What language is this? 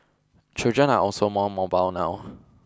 English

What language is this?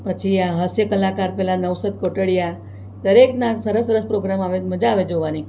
Gujarati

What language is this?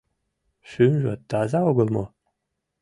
Mari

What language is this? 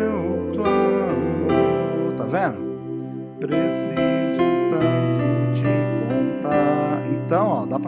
Portuguese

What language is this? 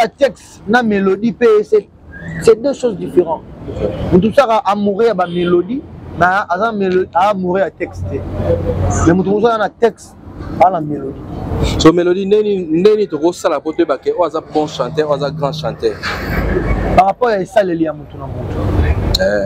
French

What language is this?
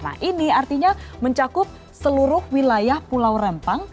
Indonesian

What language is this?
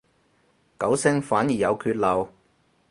Cantonese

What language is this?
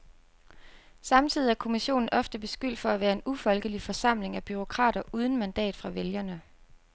Danish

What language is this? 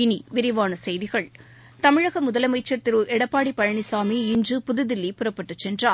Tamil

